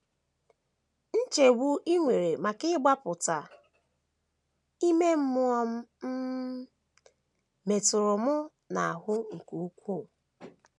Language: Igbo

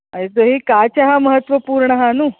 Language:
Sanskrit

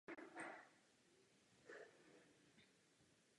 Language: Czech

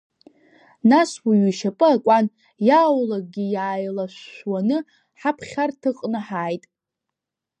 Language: Abkhazian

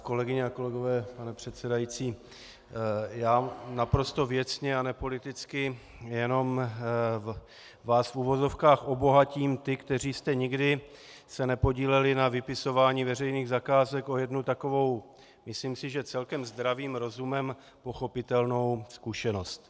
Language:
Czech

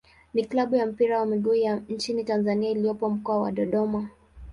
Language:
Swahili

